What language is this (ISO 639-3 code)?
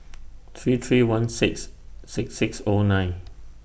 eng